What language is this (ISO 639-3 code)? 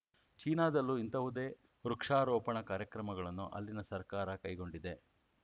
kan